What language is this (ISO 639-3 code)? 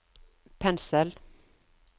nor